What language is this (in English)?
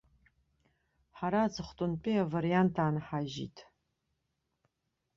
Abkhazian